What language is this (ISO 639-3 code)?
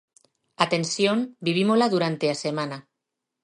glg